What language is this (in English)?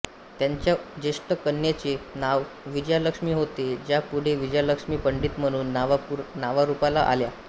Marathi